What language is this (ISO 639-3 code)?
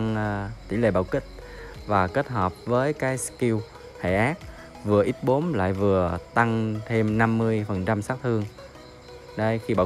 vie